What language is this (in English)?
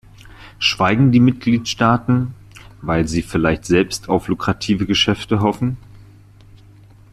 German